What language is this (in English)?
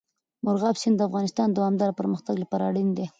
Pashto